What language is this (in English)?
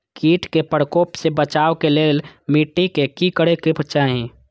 Maithili